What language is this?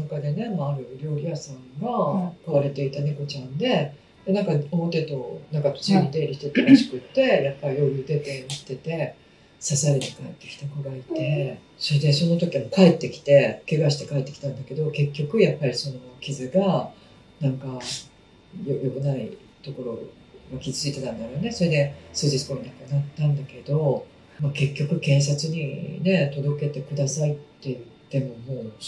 Japanese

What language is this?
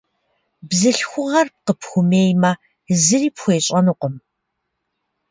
Kabardian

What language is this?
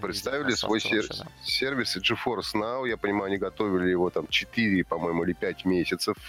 Russian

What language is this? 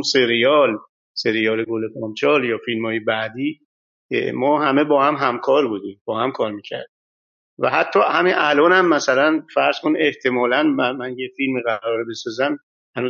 Persian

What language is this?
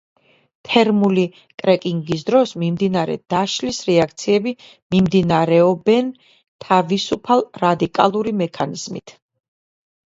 Georgian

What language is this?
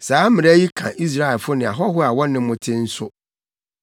Akan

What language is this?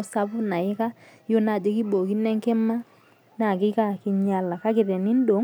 Masai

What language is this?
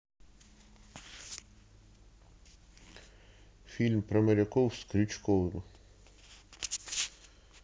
Russian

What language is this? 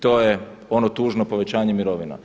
Croatian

